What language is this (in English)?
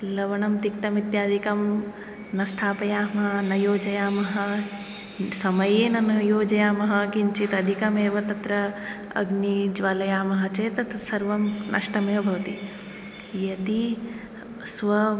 Sanskrit